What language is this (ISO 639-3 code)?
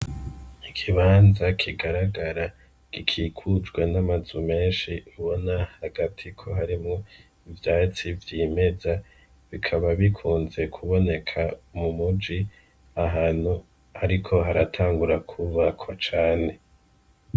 run